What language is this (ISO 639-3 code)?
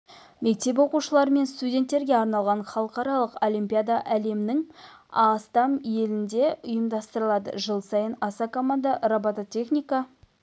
kaz